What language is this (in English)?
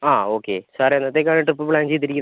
Malayalam